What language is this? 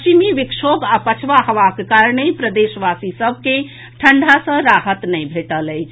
Maithili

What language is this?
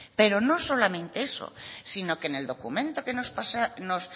Spanish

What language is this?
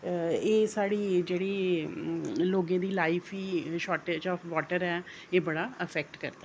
Dogri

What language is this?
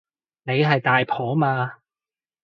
Cantonese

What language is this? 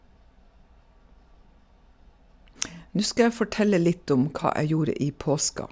Norwegian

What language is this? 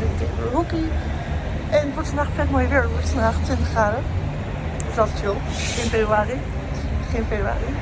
Dutch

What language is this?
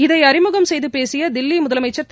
Tamil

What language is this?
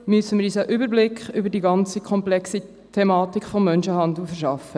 Swiss German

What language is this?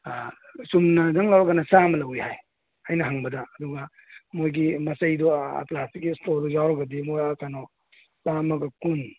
Manipuri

